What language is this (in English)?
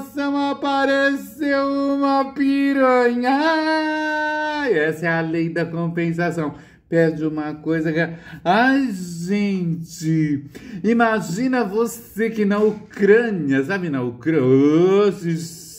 Portuguese